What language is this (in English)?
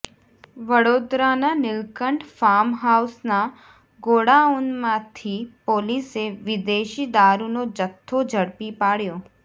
Gujarati